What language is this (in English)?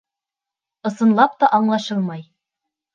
Bashkir